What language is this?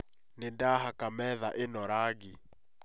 Kikuyu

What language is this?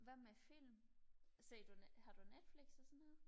Danish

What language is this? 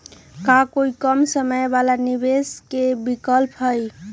Magahi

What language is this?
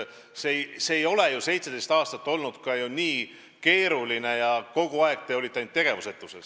Estonian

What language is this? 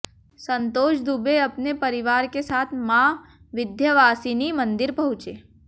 Hindi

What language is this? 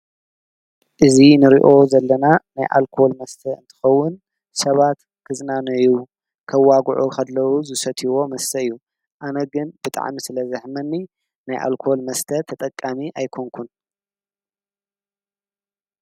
Tigrinya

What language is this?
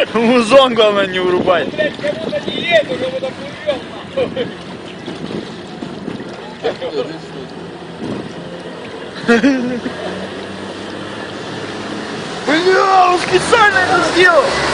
Russian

